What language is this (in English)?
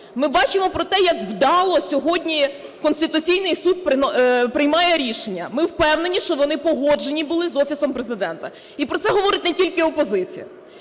Ukrainian